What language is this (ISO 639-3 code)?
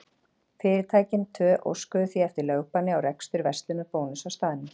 isl